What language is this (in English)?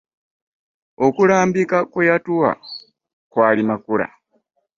Ganda